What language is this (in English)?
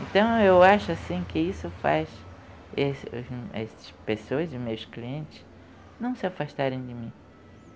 Portuguese